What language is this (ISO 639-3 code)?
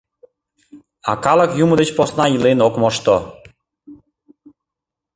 chm